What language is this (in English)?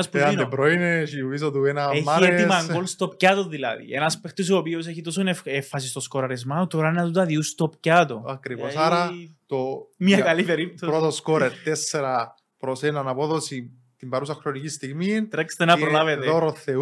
Greek